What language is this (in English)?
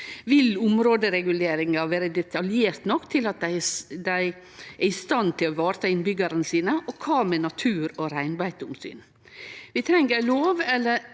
Norwegian